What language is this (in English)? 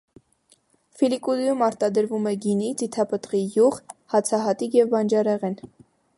Armenian